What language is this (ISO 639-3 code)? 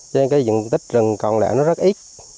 vie